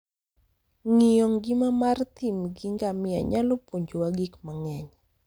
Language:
Luo (Kenya and Tanzania)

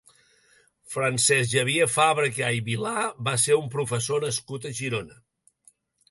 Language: Catalan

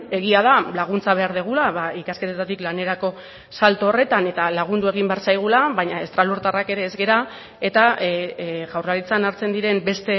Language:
Basque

